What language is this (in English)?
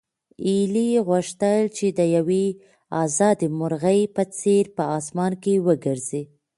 Pashto